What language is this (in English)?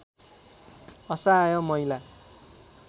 Nepali